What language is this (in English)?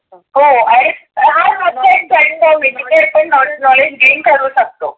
Marathi